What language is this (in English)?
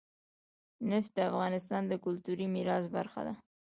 Pashto